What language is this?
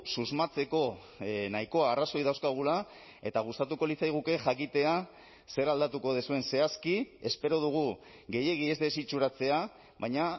Basque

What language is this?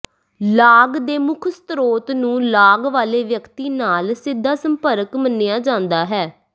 Punjabi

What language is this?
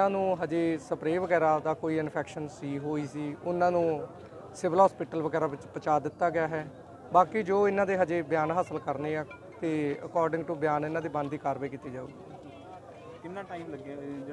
Hindi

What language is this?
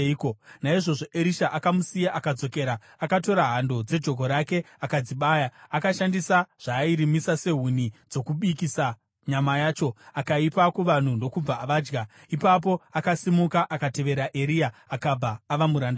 Shona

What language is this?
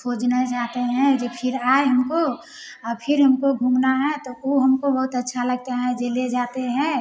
Hindi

